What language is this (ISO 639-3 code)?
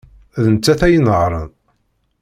kab